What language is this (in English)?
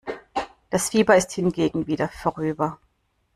German